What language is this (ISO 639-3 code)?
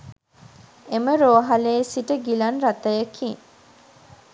sin